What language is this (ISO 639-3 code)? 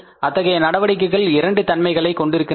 tam